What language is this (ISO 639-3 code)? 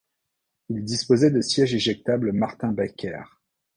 fra